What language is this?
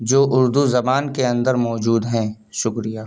Urdu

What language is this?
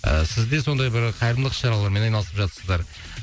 Kazakh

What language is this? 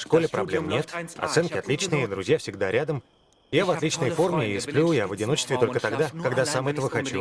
Russian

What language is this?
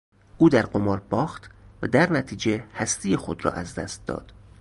Persian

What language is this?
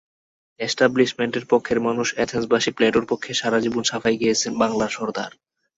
Bangla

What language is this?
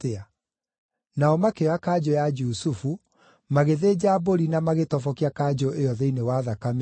Kikuyu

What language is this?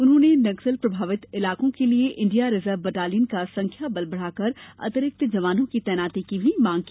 Hindi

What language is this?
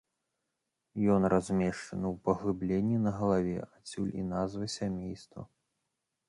Belarusian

